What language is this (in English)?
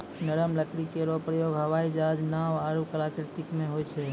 Maithili